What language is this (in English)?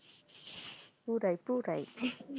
Bangla